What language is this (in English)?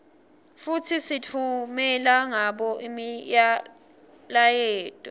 Swati